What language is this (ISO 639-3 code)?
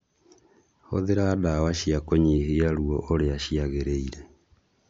kik